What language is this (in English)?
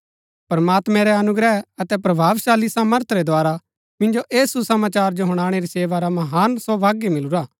Gaddi